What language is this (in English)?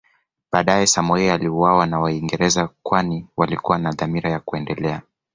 Swahili